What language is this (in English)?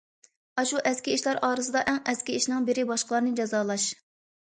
Uyghur